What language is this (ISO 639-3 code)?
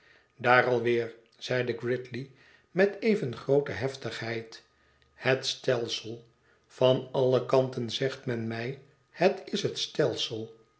nld